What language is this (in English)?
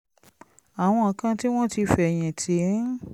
Yoruba